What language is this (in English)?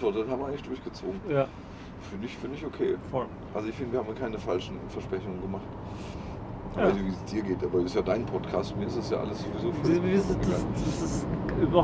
German